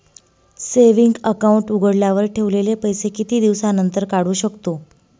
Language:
Marathi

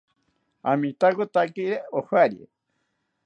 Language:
South Ucayali Ashéninka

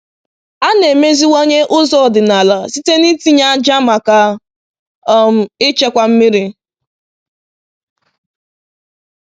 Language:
Igbo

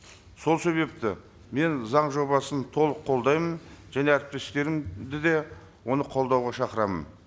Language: Kazakh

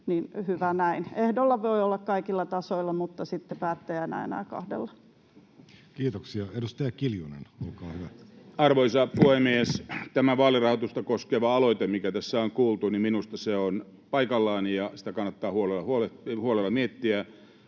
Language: Finnish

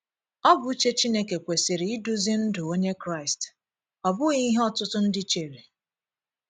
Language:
Igbo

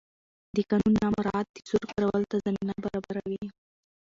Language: Pashto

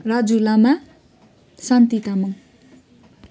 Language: Nepali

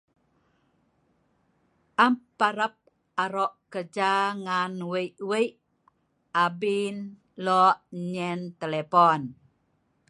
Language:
Sa'ban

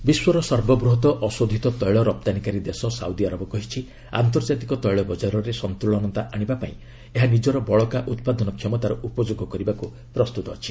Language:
Odia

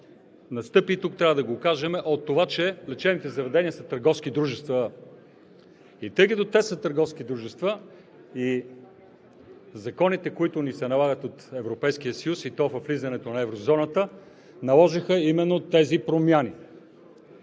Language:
Bulgarian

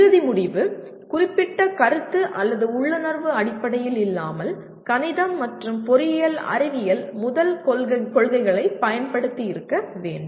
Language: Tamil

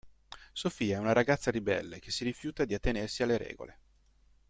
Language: Italian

